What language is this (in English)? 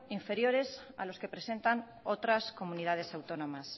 Spanish